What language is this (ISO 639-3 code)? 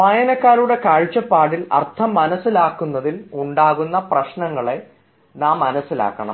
mal